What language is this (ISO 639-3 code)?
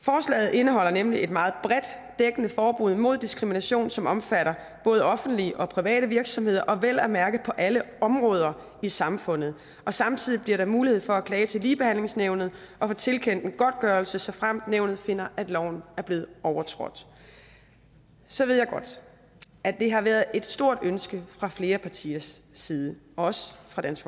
dan